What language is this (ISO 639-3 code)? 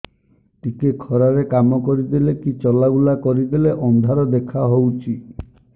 ori